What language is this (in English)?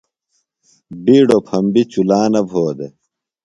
Phalura